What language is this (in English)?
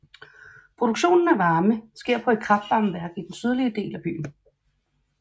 Danish